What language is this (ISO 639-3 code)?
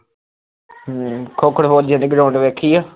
pan